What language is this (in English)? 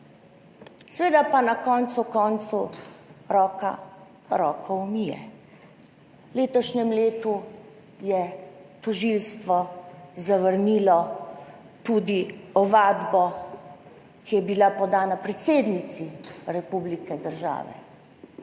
Slovenian